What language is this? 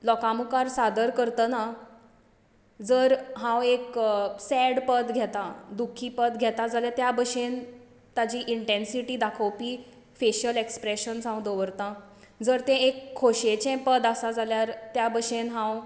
Konkani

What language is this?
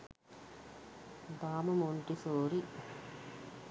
Sinhala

